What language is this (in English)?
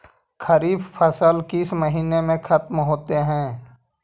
Magahi